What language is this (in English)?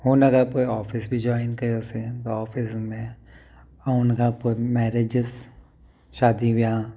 Sindhi